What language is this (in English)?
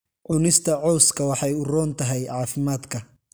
Somali